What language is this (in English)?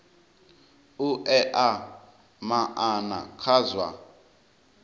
Venda